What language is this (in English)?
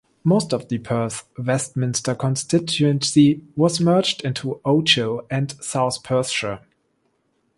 English